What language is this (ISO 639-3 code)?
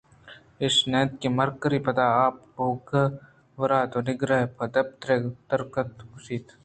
bgp